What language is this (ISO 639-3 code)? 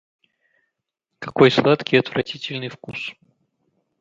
rus